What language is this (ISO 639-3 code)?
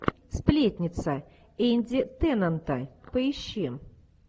rus